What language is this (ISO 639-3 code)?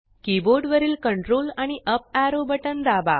mar